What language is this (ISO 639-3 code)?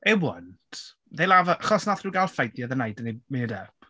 cym